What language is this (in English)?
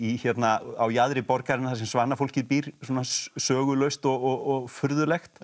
Icelandic